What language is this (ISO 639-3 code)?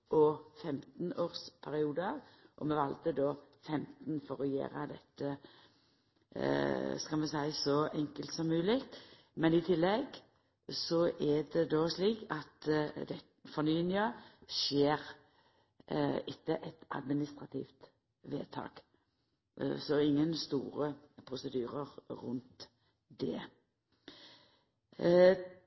nno